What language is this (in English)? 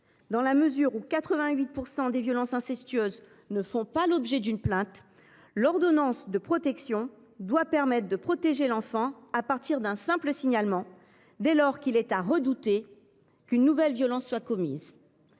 French